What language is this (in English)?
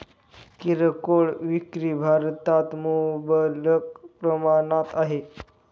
Marathi